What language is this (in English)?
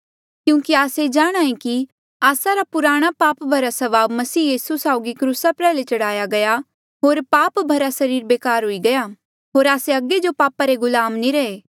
Mandeali